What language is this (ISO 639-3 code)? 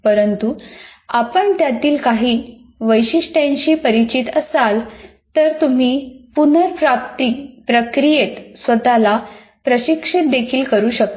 mar